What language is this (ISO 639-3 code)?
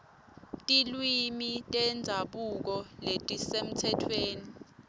ssw